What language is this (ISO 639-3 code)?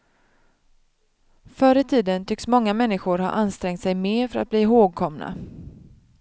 swe